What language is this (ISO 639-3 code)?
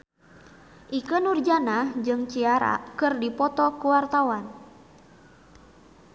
sun